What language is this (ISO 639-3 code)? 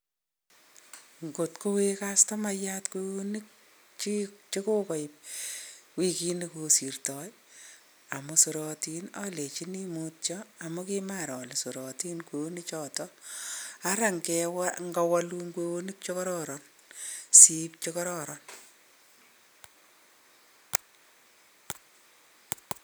kln